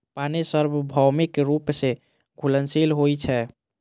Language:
Maithili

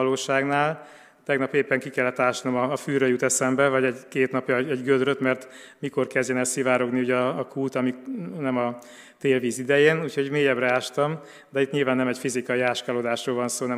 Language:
Hungarian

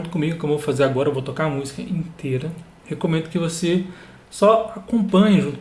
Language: Portuguese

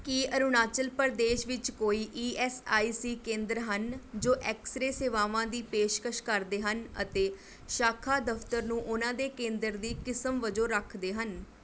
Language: Punjabi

